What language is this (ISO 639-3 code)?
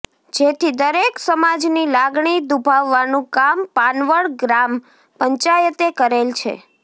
guj